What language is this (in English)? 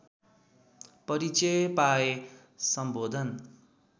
Nepali